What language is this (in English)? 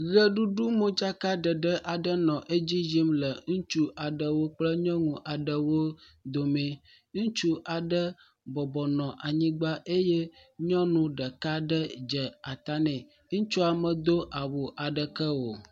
Ewe